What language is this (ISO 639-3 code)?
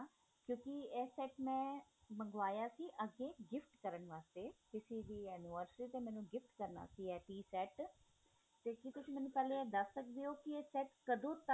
pan